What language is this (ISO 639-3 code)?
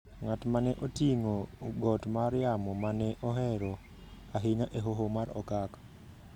luo